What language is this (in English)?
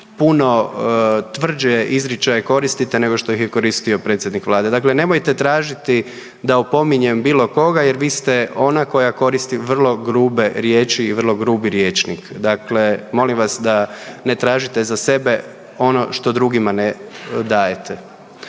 Croatian